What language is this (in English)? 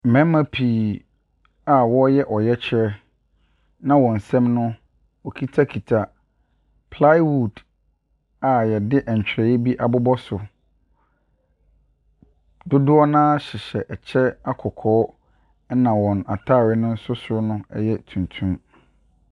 Akan